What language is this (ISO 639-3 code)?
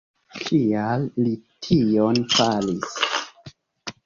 epo